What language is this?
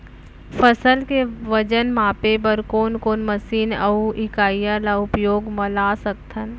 Chhattisgarhi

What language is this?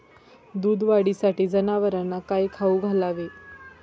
Marathi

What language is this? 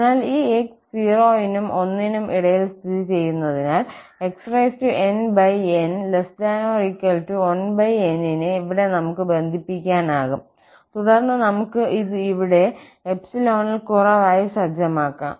Malayalam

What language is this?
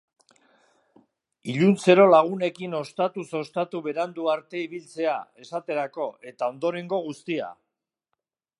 Basque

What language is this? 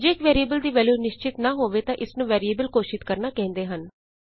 Punjabi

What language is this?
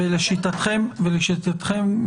Hebrew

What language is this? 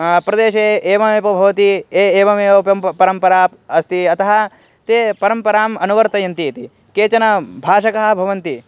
Sanskrit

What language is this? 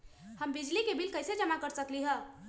Magahi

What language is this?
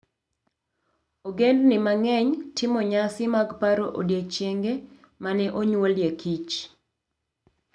Luo (Kenya and Tanzania)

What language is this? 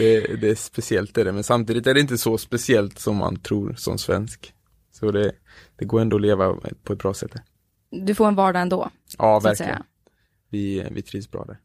Swedish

